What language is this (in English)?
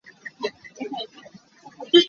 Hakha Chin